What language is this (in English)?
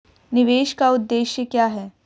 Hindi